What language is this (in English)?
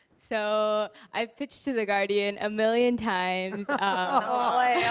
English